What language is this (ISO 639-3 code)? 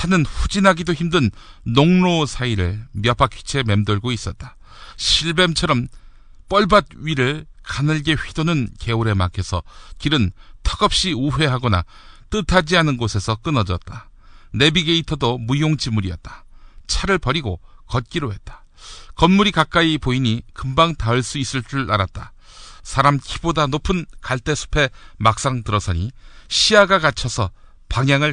kor